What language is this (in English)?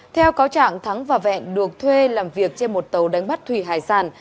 Vietnamese